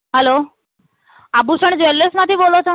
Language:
Gujarati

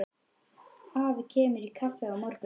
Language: Icelandic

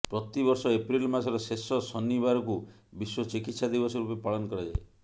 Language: Odia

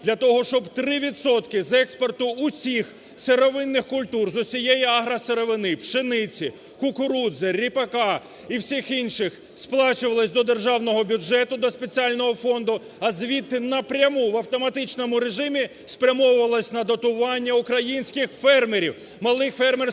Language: Ukrainian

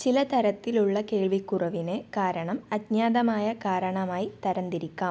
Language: Malayalam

